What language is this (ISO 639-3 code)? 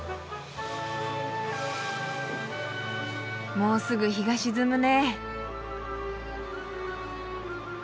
jpn